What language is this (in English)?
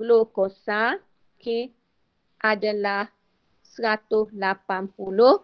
Malay